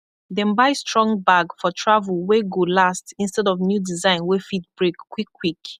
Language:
Nigerian Pidgin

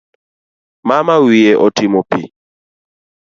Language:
Luo (Kenya and Tanzania)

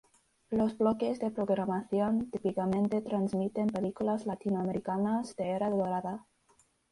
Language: Spanish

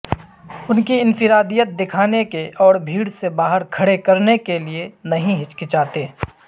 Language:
Urdu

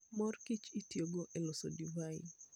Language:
Luo (Kenya and Tanzania)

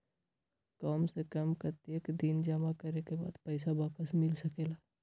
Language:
Magahi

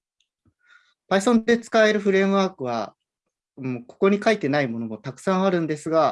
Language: Japanese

